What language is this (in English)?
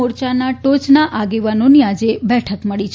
Gujarati